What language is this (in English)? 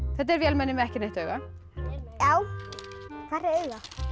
Icelandic